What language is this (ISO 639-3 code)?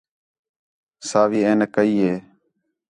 xhe